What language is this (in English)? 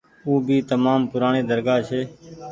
Goaria